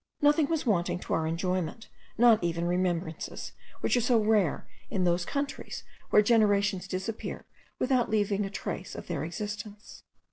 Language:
English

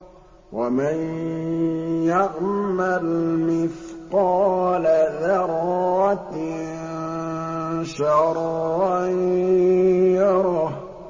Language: Arabic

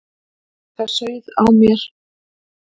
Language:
Icelandic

